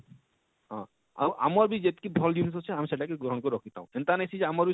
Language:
Odia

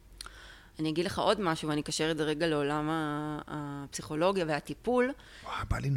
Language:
Hebrew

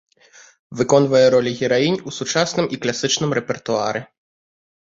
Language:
Belarusian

